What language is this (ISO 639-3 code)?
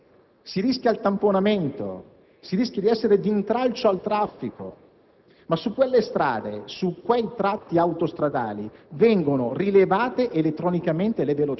ita